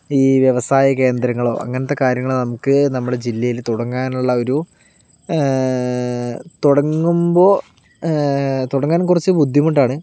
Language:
Malayalam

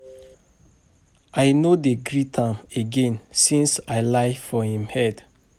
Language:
Nigerian Pidgin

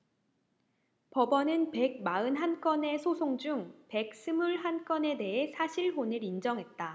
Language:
Korean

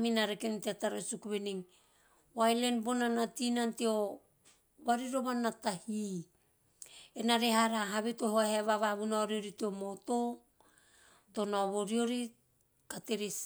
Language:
Teop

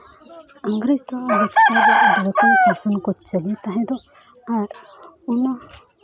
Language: Santali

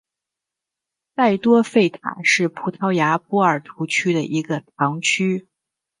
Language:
Chinese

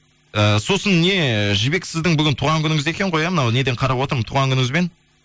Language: Kazakh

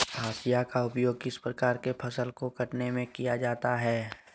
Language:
Magahi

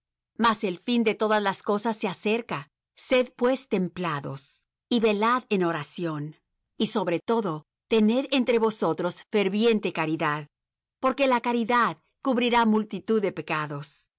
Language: Spanish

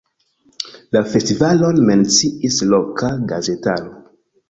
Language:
Esperanto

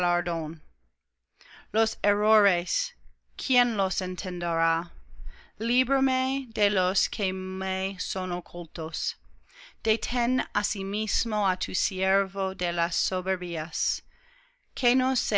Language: Spanish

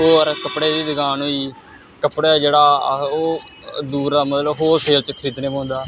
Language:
Dogri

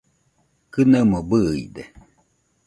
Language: Nüpode Huitoto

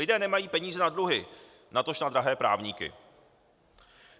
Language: Czech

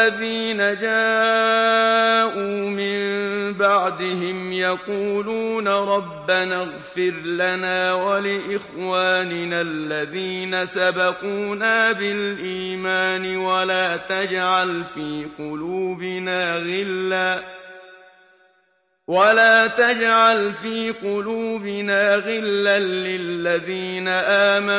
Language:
Arabic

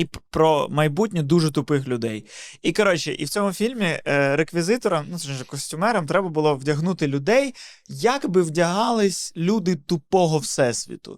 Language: Ukrainian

